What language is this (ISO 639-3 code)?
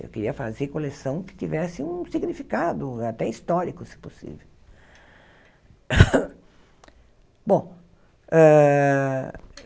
por